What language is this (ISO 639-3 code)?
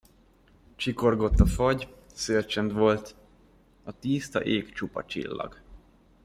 hun